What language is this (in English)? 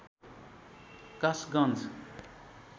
Nepali